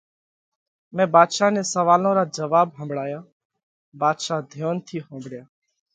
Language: Parkari Koli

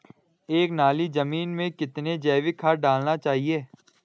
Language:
Hindi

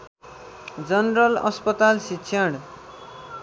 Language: Nepali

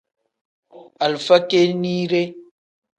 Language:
Tem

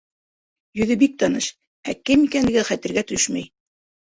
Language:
Bashkir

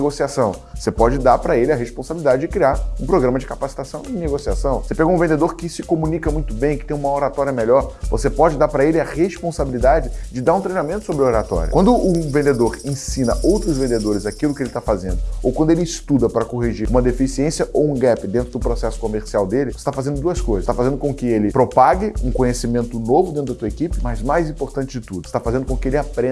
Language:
Portuguese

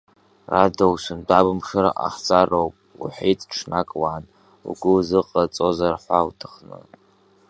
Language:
Abkhazian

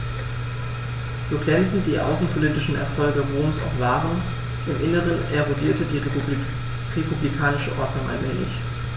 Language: German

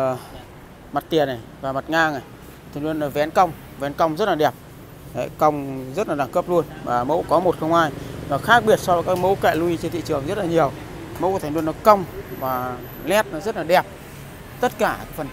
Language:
Vietnamese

